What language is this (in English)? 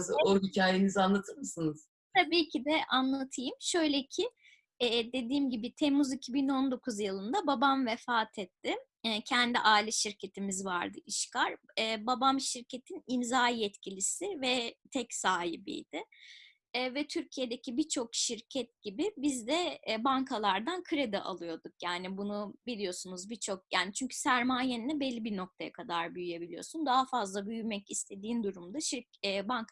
Turkish